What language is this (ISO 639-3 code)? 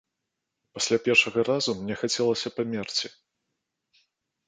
bel